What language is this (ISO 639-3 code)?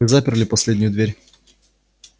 rus